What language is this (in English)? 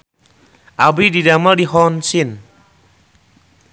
Sundanese